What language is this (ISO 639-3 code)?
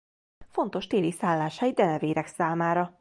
hun